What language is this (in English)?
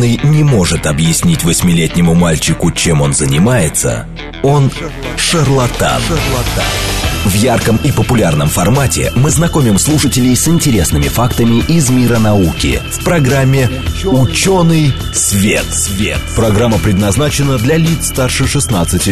Russian